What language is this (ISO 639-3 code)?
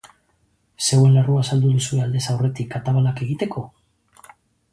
eus